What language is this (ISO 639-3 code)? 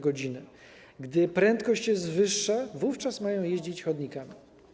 pol